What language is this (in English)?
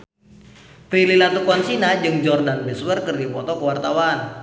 Sundanese